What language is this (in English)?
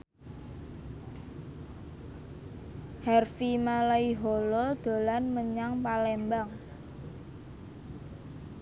Javanese